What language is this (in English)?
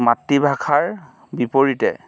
Assamese